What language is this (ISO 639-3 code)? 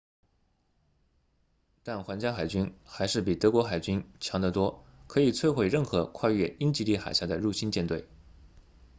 zho